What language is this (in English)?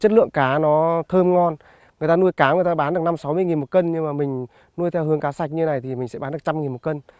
Vietnamese